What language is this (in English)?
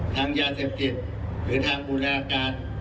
Thai